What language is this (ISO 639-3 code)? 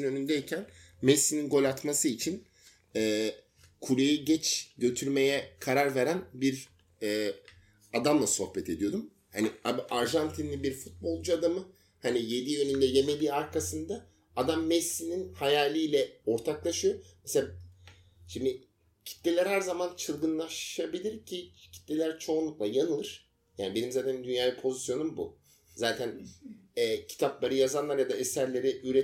tur